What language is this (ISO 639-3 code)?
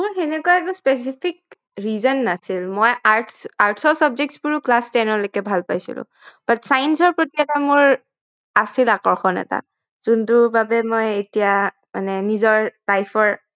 asm